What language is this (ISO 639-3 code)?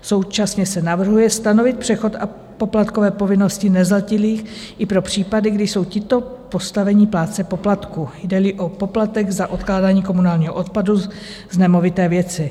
ces